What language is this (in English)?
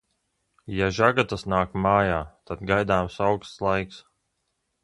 Latvian